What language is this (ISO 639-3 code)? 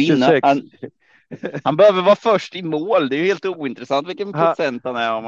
swe